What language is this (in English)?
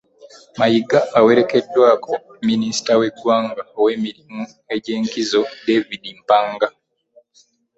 Ganda